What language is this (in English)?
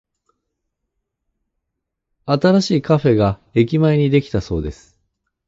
Japanese